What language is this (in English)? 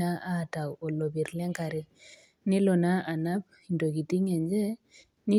Masai